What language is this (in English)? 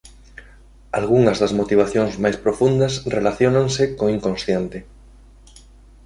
Galician